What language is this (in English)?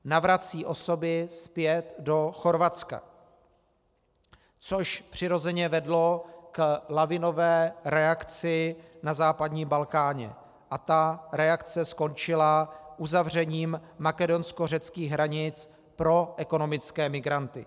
Czech